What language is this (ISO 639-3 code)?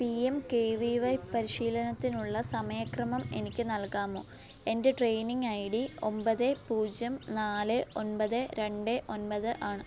mal